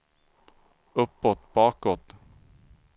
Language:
Swedish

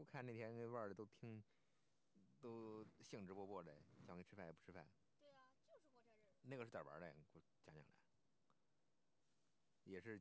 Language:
Chinese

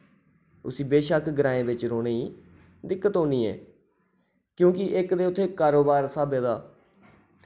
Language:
Dogri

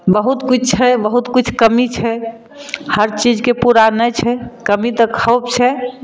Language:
Maithili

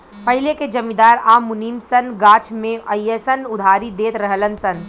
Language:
Bhojpuri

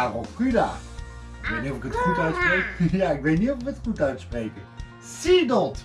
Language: Dutch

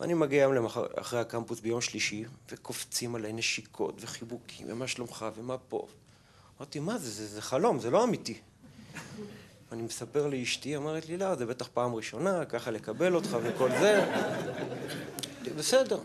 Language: Hebrew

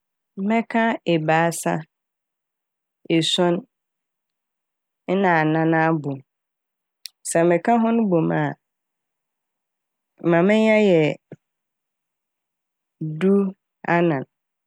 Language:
Akan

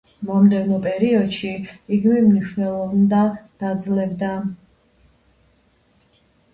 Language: Georgian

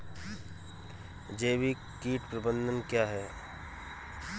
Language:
Hindi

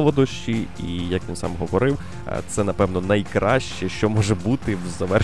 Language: Ukrainian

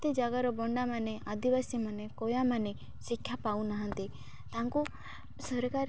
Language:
Odia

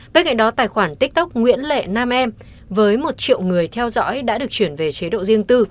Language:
Vietnamese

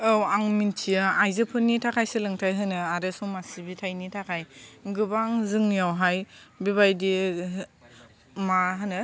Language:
Bodo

